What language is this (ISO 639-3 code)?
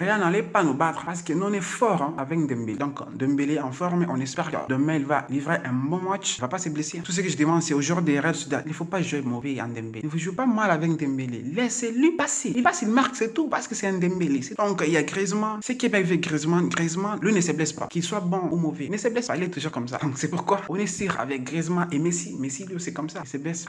fra